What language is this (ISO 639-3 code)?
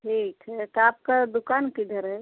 hin